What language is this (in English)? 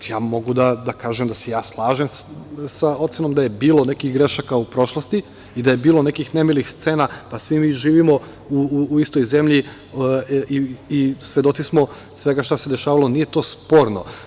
Serbian